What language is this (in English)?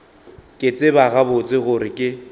Northern Sotho